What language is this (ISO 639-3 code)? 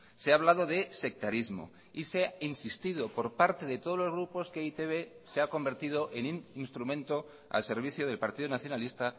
spa